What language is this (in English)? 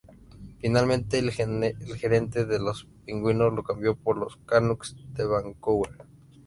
Spanish